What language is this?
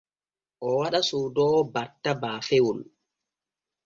Borgu Fulfulde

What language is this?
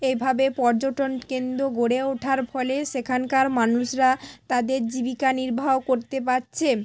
Bangla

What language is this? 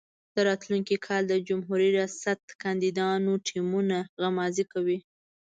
Pashto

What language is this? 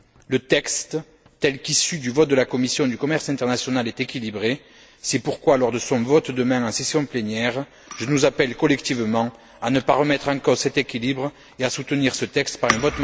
French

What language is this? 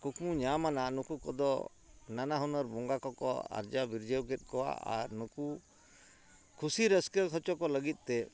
Santali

